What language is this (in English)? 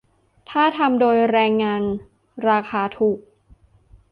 Thai